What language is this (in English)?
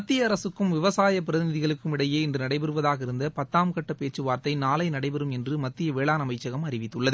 Tamil